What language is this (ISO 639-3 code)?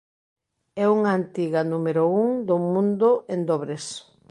glg